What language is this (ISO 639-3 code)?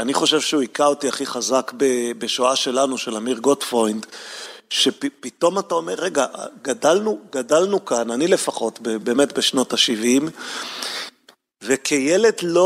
heb